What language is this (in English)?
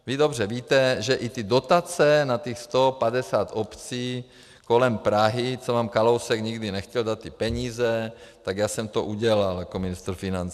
Czech